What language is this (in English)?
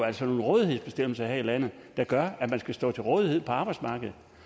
Danish